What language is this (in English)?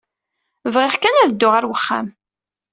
Kabyle